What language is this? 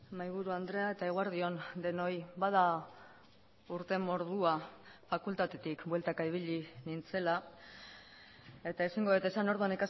Basque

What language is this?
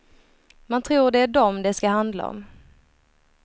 Swedish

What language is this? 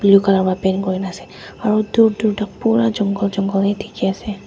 Naga Pidgin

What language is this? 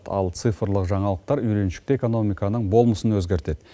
Kazakh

